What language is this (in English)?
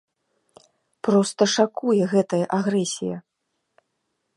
Belarusian